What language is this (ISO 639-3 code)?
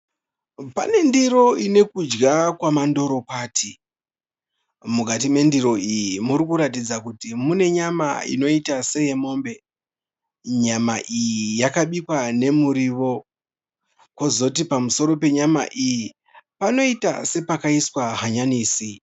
sna